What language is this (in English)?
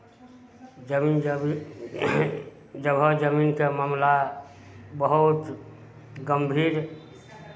Maithili